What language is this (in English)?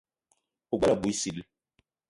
Eton (Cameroon)